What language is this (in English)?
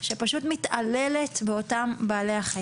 Hebrew